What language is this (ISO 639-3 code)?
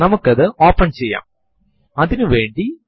mal